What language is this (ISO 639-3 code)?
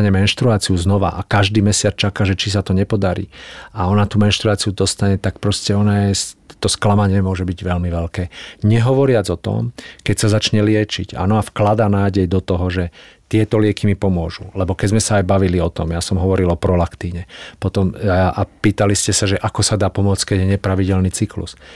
slk